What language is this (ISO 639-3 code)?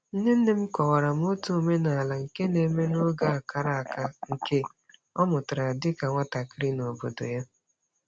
ibo